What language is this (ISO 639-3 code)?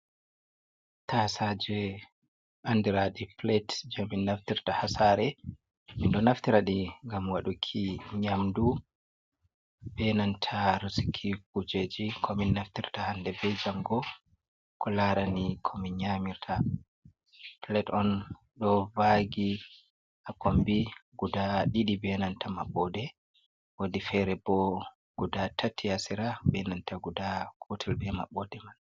ful